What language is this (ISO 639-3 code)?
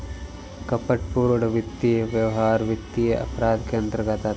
hin